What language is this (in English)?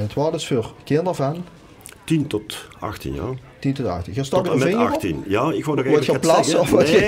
Dutch